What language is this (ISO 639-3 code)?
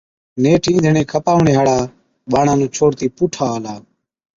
odk